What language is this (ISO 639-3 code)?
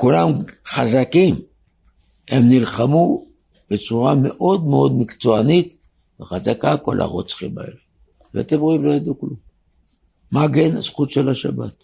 heb